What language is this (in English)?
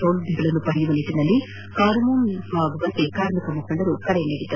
Kannada